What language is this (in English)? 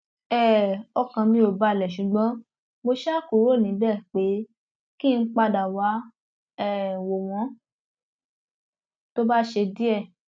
Yoruba